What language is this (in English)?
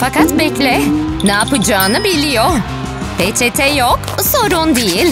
Turkish